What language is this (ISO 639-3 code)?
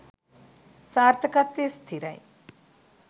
sin